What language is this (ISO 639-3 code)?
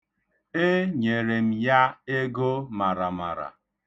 ibo